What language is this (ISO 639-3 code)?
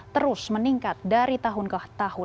ind